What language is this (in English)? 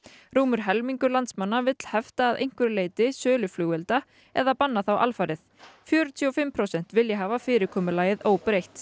Icelandic